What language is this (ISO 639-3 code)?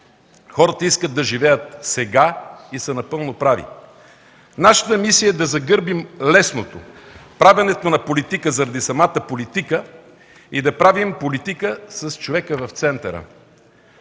bul